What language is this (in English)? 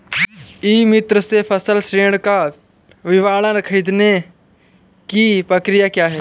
Hindi